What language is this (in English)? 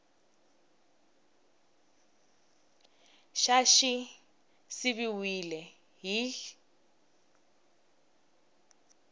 Tsonga